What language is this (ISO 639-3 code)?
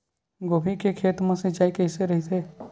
hne